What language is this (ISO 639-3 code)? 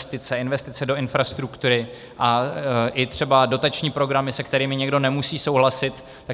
ces